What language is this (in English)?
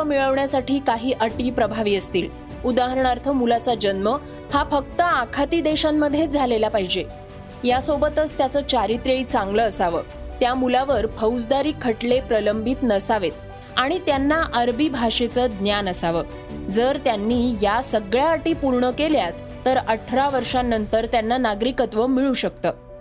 Marathi